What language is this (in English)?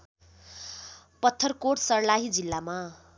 Nepali